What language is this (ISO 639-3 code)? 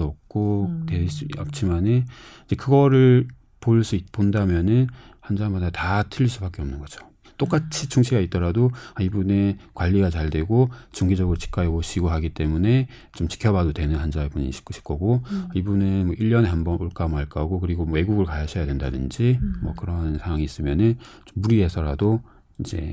kor